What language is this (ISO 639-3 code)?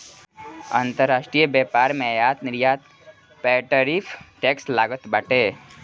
bho